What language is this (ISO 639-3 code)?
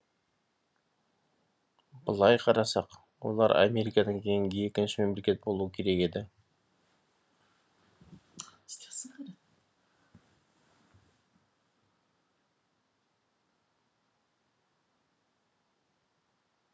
kaz